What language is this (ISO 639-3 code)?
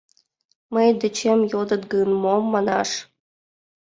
chm